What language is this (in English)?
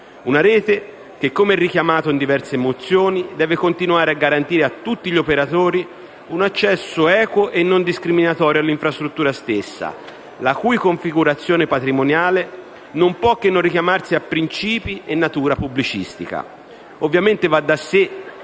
Italian